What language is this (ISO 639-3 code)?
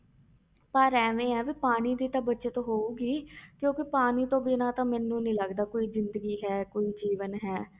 pan